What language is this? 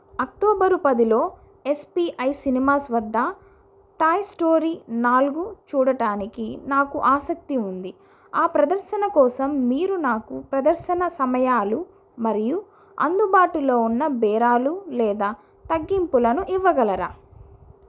Telugu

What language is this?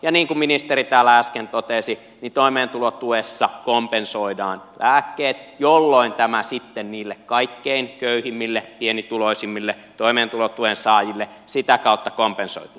Finnish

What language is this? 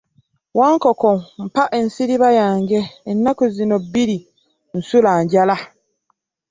Ganda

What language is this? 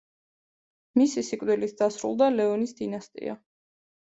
Georgian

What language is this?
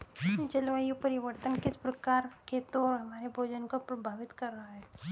Hindi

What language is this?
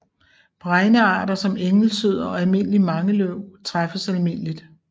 Danish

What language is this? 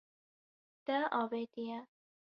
Kurdish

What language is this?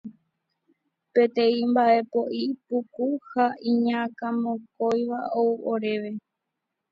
Guarani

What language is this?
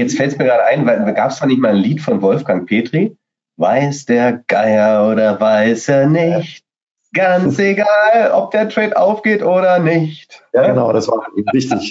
German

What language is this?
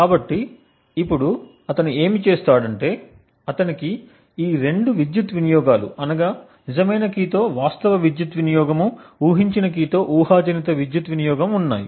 Telugu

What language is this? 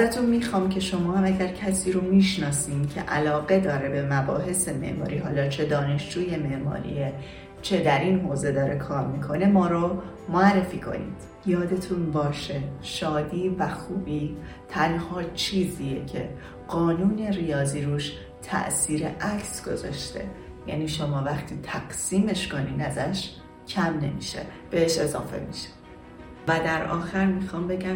Persian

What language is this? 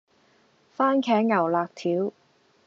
Cantonese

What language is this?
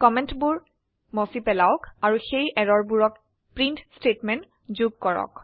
Assamese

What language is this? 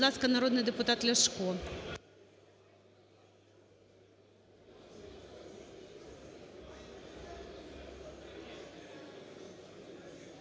Ukrainian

